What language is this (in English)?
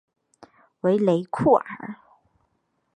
Chinese